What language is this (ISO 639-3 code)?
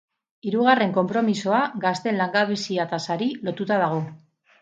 eus